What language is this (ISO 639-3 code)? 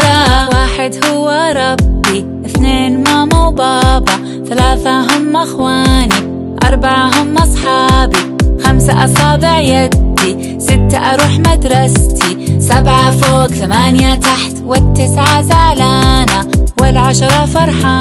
ara